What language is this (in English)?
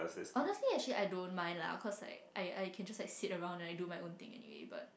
English